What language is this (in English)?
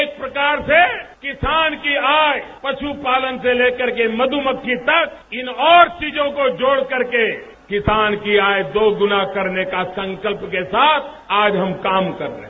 Hindi